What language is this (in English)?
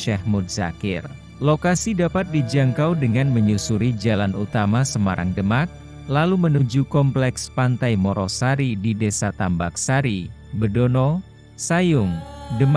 Indonesian